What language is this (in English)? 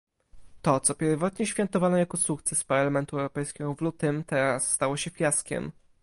Polish